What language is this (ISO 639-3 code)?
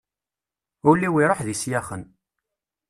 kab